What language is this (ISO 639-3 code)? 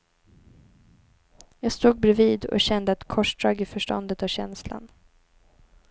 swe